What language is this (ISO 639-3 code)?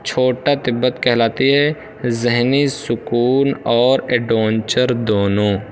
urd